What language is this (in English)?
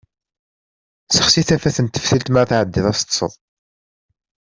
Kabyle